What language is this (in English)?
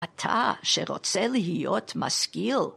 Hebrew